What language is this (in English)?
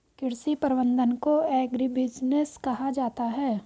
Hindi